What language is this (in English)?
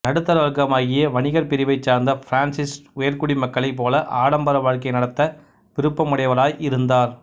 Tamil